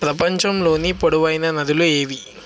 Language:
Telugu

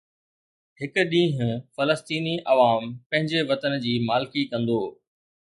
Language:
Sindhi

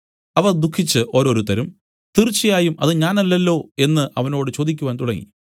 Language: Malayalam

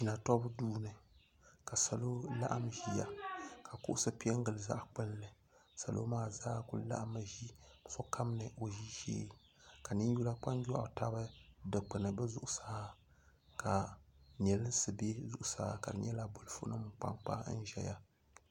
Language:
Dagbani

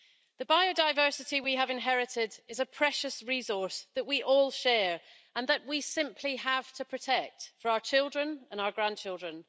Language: English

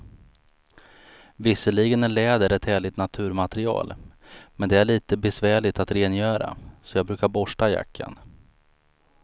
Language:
Swedish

